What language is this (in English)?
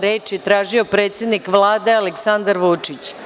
Serbian